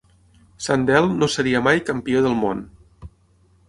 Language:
Catalan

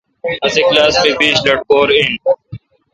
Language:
Kalkoti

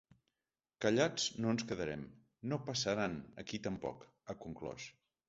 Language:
Catalan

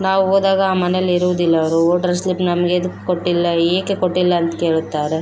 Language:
Kannada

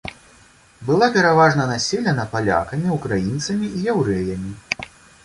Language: Belarusian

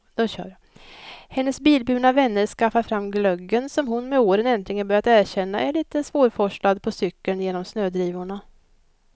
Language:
Swedish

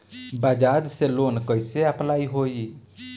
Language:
Bhojpuri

